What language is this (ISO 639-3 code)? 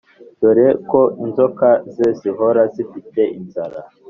kin